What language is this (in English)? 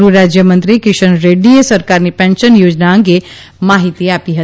Gujarati